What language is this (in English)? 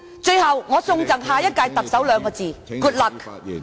Cantonese